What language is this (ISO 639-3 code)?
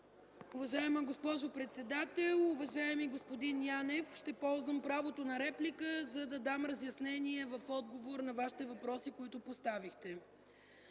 bul